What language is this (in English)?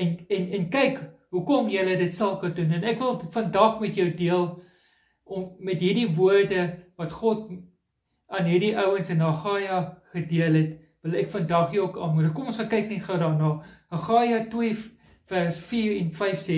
Dutch